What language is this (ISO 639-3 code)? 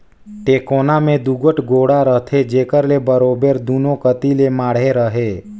hne